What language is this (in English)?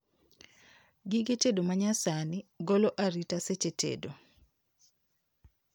Luo (Kenya and Tanzania)